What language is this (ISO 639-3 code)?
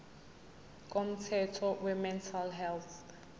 zul